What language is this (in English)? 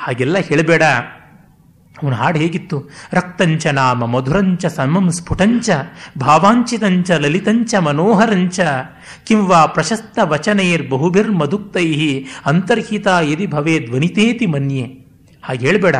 Kannada